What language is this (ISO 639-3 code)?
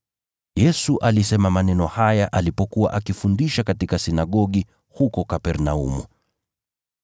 swa